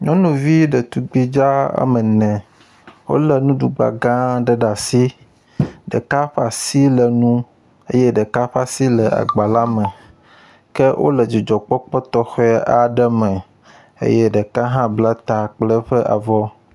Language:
Ewe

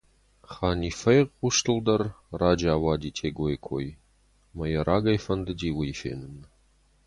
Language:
Ossetic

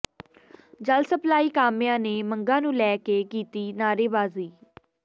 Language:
Punjabi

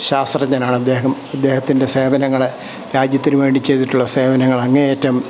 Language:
Malayalam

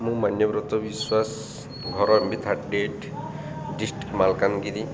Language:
Odia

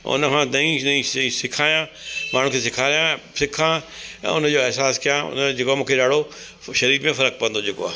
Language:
Sindhi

